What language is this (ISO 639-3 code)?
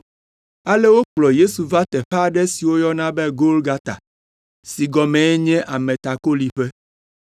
ewe